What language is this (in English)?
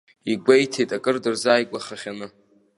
Abkhazian